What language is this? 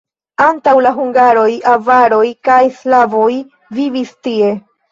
Esperanto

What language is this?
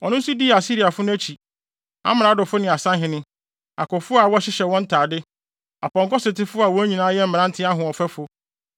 Akan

